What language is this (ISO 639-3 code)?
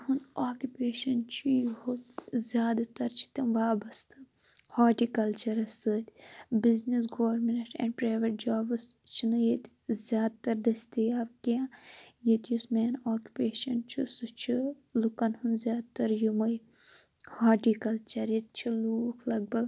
kas